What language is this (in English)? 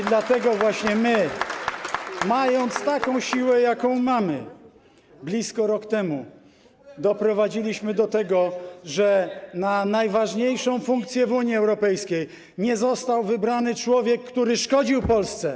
Polish